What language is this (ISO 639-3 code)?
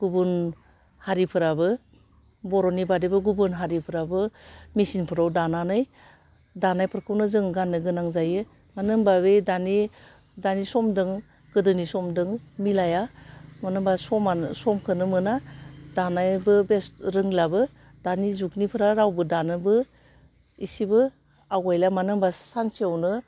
brx